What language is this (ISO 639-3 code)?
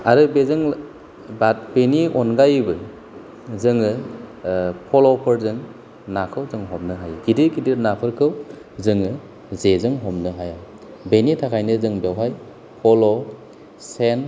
brx